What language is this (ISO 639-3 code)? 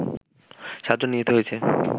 ben